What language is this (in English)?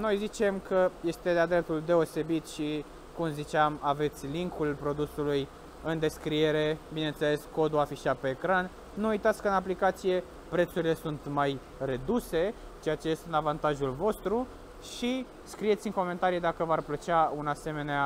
Romanian